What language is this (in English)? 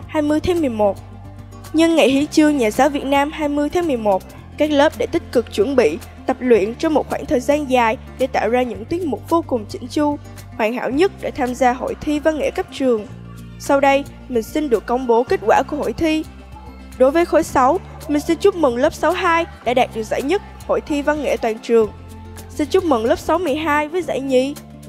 Vietnamese